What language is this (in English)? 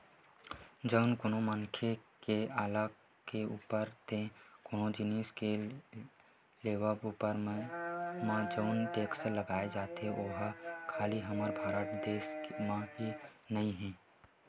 Chhattisgarhi